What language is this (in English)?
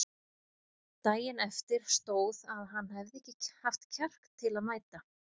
Icelandic